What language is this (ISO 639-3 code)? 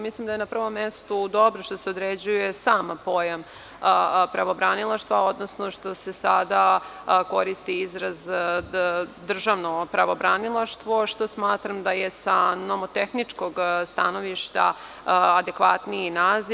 srp